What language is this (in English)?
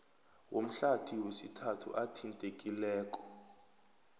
South Ndebele